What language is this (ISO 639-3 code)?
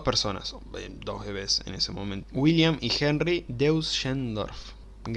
spa